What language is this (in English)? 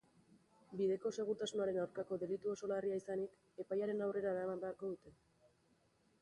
Basque